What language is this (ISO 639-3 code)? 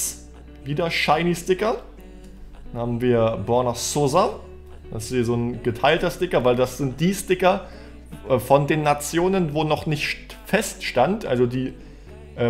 deu